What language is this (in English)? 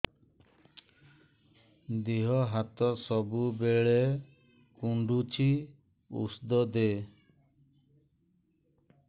Odia